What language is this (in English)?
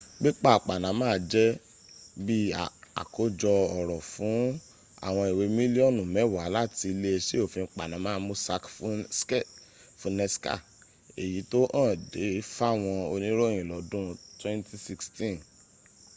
Yoruba